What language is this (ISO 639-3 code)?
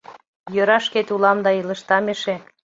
chm